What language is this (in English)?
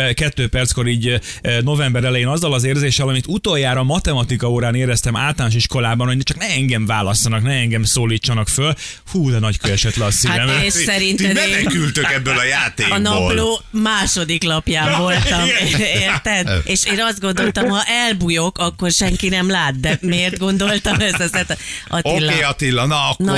Hungarian